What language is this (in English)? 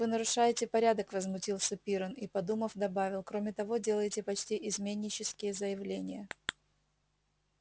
Russian